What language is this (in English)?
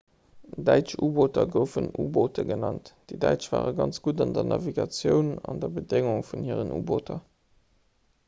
Luxembourgish